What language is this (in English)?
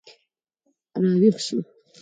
Pashto